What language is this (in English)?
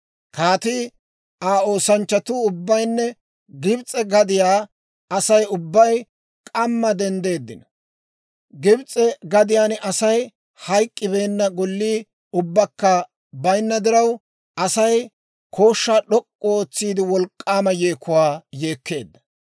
Dawro